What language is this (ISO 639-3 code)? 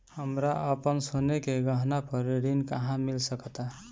bho